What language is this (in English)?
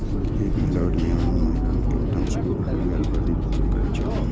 Maithili